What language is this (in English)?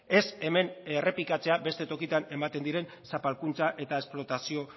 Basque